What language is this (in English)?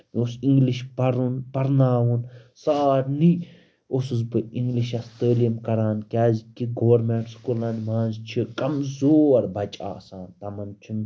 Kashmiri